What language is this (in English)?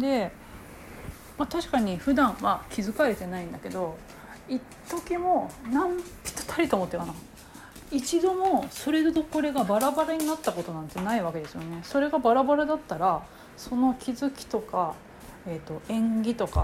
Japanese